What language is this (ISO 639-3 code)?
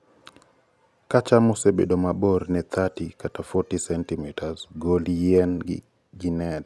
luo